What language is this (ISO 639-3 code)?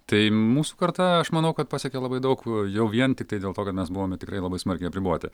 lit